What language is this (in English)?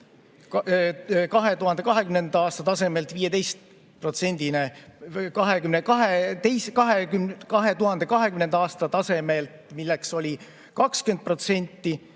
Estonian